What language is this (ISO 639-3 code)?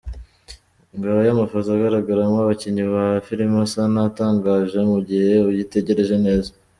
kin